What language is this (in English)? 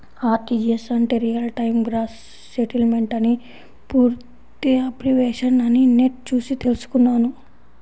Telugu